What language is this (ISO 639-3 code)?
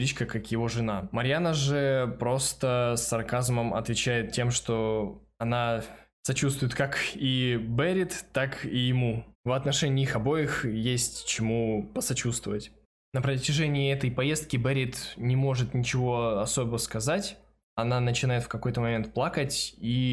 rus